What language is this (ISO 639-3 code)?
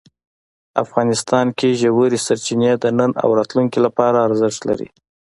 pus